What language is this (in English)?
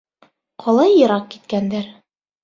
Bashkir